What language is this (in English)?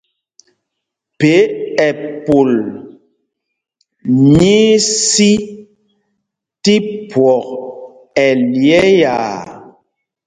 Mpumpong